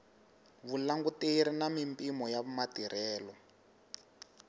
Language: Tsonga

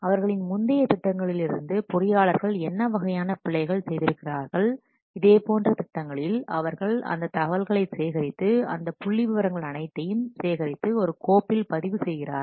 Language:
Tamil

